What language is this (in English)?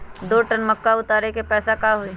Magahi